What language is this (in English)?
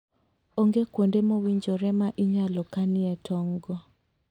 Luo (Kenya and Tanzania)